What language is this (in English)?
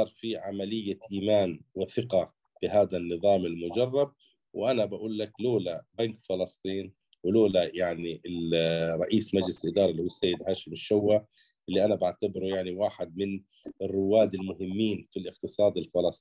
Arabic